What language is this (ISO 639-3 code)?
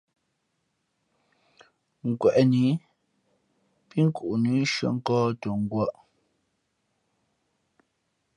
fmp